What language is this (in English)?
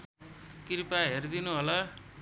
Nepali